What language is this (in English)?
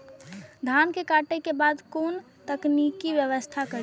Maithili